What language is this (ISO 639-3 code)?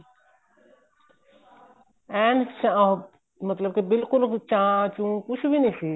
pan